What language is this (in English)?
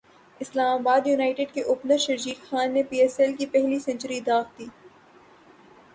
Urdu